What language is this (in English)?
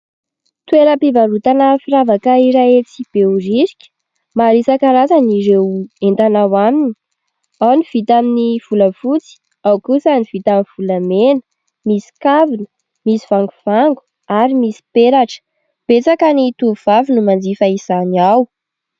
Malagasy